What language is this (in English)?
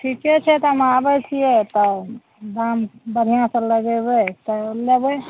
Maithili